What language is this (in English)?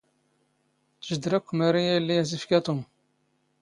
Standard Moroccan Tamazight